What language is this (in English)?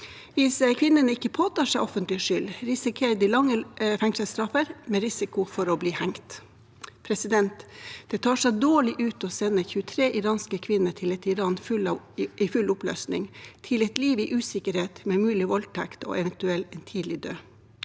Norwegian